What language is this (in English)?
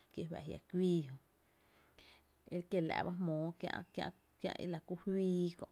Tepinapa Chinantec